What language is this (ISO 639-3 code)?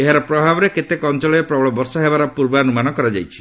ori